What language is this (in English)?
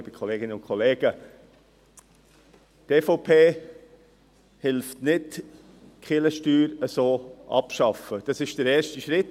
Swiss German